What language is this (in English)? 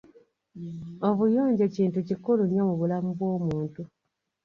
Ganda